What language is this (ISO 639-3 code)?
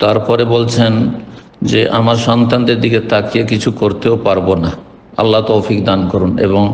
ron